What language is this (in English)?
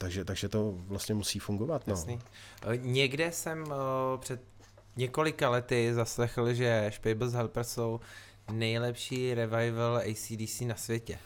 Czech